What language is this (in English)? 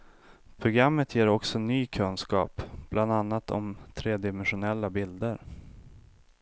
Swedish